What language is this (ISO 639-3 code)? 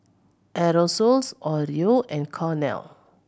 eng